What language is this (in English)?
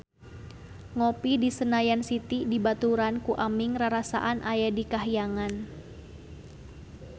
Sundanese